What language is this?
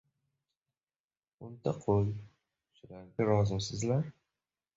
Uzbek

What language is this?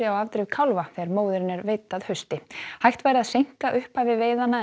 Icelandic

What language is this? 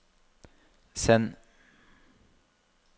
Norwegian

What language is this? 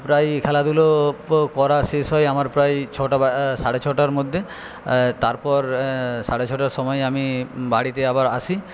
Bangla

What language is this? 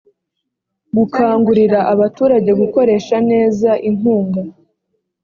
Kinyarwanda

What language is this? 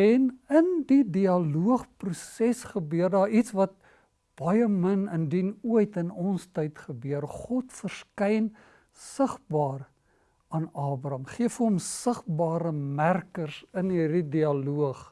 Dutch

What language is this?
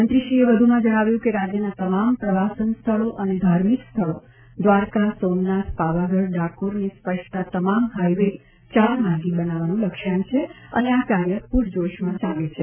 Gujarati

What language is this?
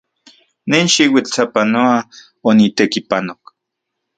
Central Puebla Nahuatl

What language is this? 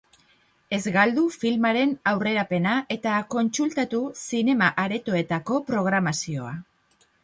Basque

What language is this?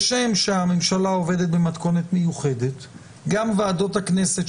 Hebrew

